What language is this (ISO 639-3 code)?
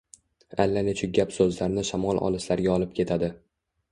uzb